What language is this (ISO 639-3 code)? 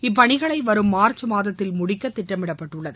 tam